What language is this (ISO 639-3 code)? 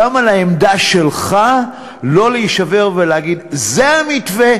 heb